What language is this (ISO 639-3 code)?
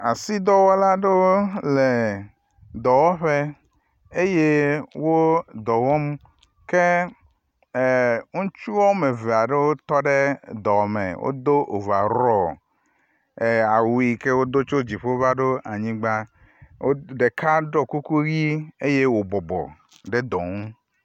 ewe